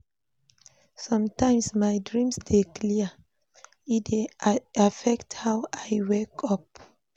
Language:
Nigerian Pidgin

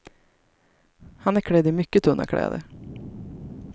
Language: Swedish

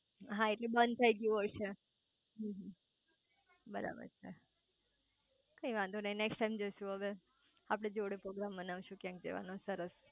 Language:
Gujarati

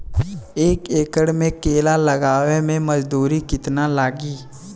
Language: Bhojpuri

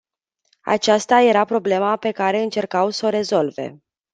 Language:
Romanian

